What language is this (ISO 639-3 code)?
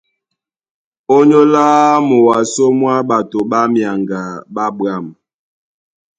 dua